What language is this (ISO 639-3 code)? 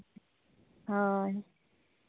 sat